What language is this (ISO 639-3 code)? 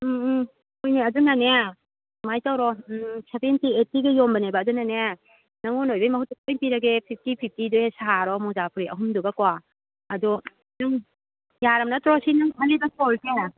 mni